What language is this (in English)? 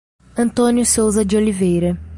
Portuguese